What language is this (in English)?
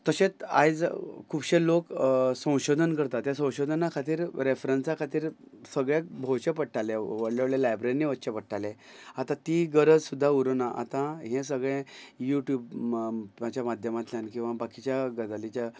Konkani